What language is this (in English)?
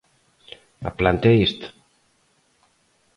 Galician